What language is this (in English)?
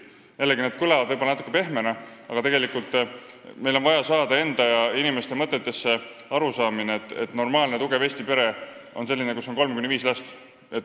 Estonian